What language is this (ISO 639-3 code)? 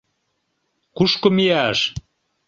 chm